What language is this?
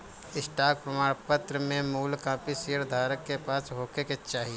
Bhojpuri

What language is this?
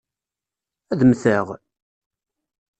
Kabyle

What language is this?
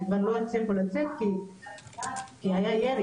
Hebrew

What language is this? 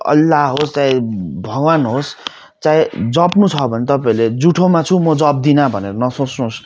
Nepali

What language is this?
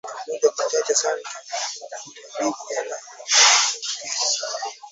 Swahili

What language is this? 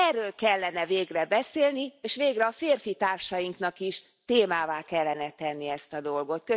Hungarian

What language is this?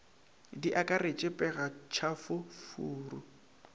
Northern Sotho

